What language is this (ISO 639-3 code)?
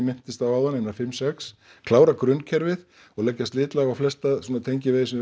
isl